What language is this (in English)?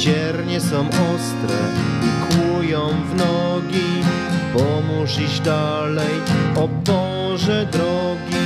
Polish